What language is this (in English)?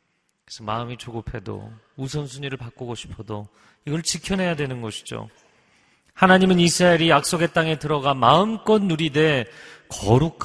Korean